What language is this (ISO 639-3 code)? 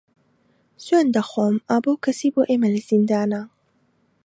ckb